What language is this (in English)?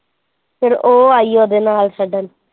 Punjabi